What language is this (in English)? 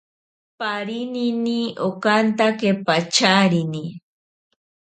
Ashéninka Perené